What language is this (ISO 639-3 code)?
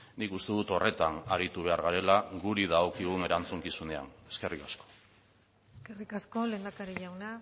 eus